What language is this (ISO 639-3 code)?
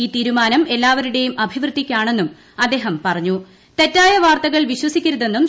mal